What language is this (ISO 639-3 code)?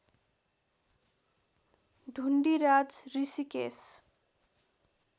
nep